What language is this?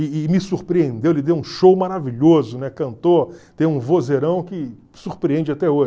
Portuguese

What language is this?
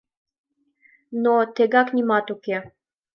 Mari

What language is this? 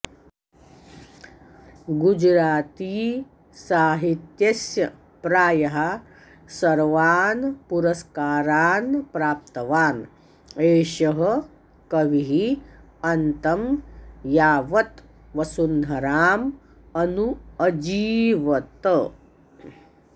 Sanskrit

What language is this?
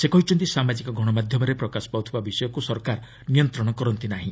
Odia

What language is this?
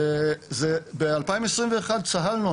Hebrew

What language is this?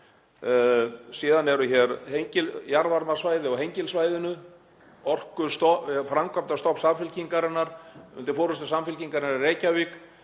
Icelandic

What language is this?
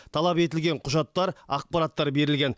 Kazakh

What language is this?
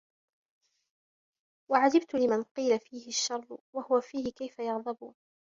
Arabic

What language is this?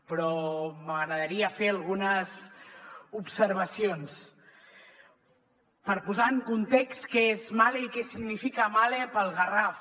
Catalan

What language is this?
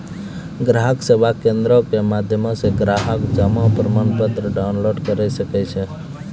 Maithili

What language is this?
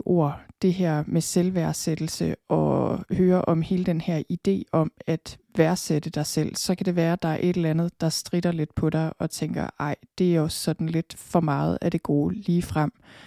Danish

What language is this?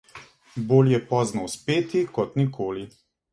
Slovenian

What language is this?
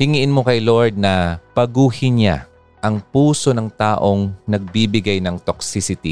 Filipino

